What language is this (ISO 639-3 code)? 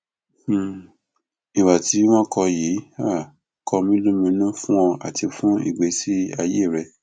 yor